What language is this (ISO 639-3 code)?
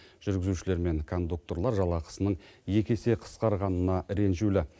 kaz